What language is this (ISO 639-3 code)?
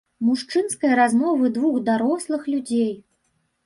bel